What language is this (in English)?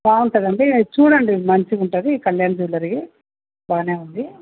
Telugu